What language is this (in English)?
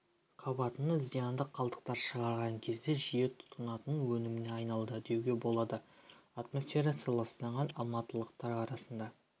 Kazakh